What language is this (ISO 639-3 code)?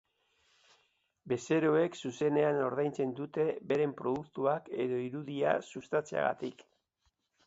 eus